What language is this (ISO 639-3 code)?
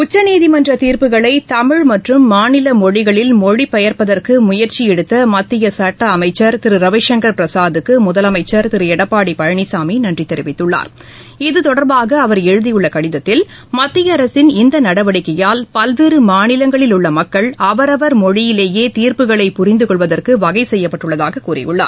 tam